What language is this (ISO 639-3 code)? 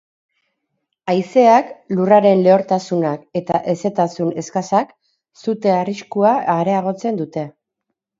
eus